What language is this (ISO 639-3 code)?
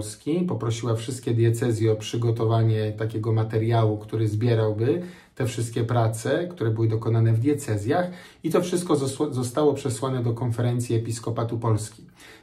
pol